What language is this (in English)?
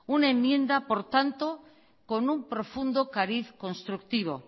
Spanish